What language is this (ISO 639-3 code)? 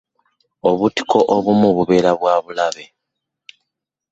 lug